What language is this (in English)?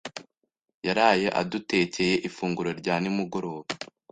Kinyarwanda